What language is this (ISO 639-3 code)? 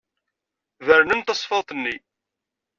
kab